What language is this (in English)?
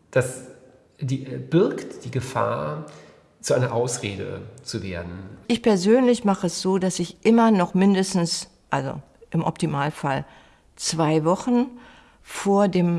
German